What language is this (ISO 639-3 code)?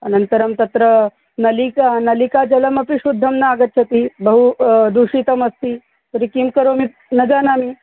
san